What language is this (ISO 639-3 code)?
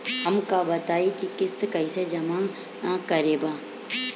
bho